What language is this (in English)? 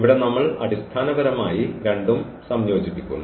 Malayalam